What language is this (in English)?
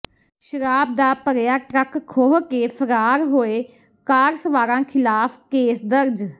Punjabi